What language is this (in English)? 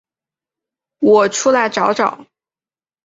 Chinese